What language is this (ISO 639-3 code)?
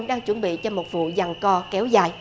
vie